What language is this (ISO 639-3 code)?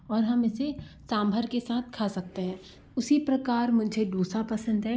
hin